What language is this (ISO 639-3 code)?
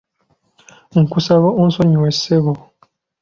lug